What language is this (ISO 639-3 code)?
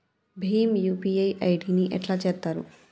tel